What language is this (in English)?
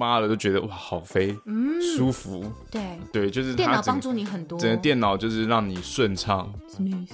Chinese